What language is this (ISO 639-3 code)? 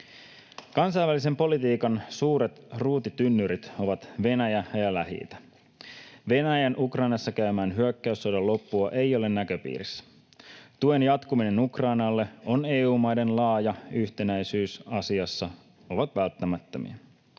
fin